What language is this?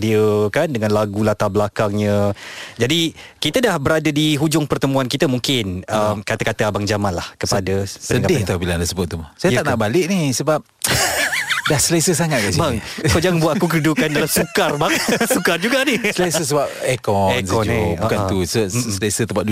Malay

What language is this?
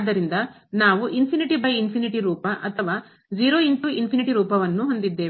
Kannada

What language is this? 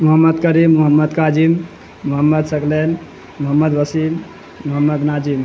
Urdu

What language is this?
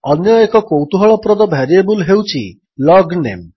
Odia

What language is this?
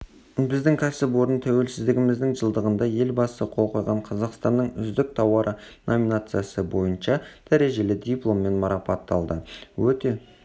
Kazakh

